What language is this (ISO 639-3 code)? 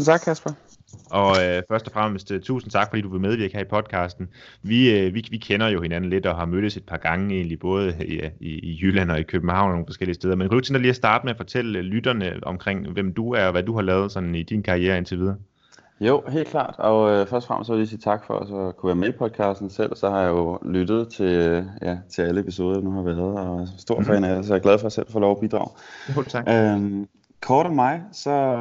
dan